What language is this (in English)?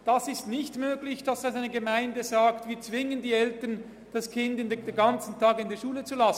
Swiss German